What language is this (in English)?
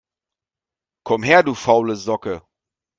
German